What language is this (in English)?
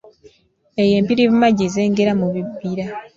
Ganda